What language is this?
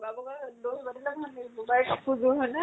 Assamese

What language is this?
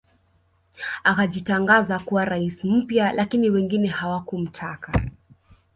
Swahili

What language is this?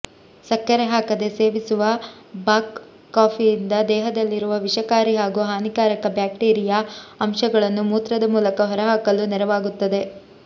Kannada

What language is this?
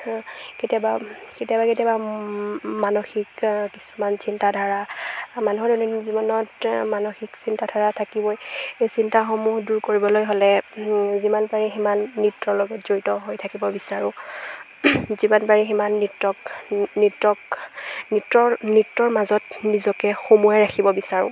Assamese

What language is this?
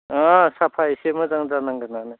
Bodo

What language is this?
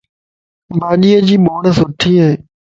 Lasi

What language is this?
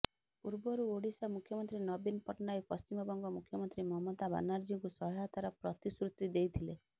Odia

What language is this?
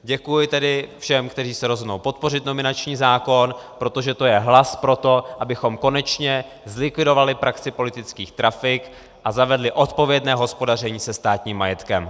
Czech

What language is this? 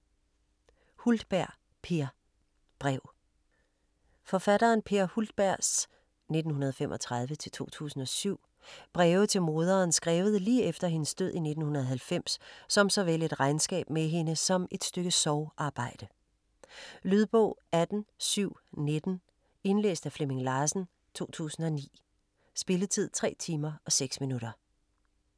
Danish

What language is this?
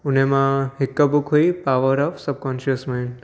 Sindhi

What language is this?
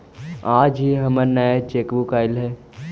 Magahi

